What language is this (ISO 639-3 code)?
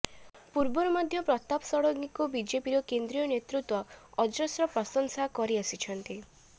ori